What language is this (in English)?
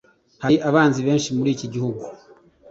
Kinyarwanda